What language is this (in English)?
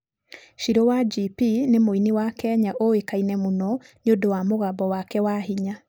Kikuyu